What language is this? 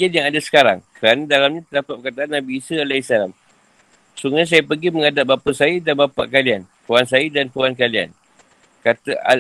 Malay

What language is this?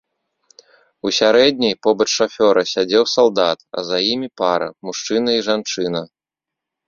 Belarusian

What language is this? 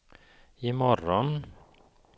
Swedish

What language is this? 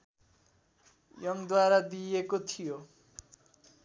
Nepali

